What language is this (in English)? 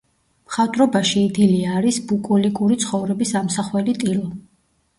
Georgian